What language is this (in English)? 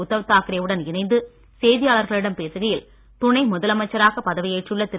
Tamil